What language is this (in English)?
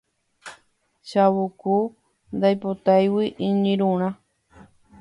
Guarani